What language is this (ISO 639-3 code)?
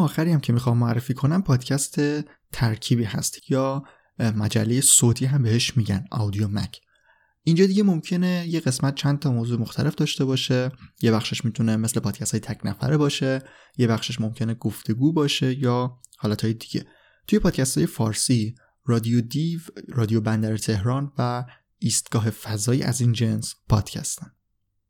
fas